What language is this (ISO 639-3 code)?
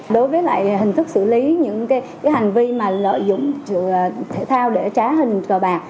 vie